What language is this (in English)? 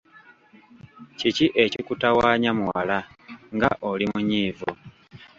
Ganda